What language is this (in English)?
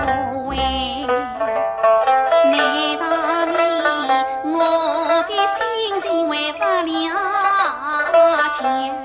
Chinese